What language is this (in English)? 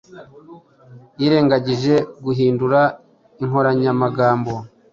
Kinyarwanda